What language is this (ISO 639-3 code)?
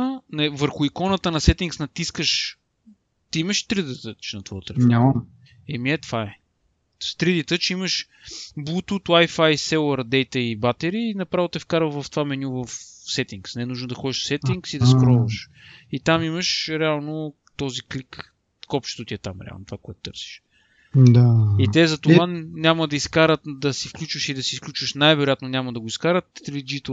bul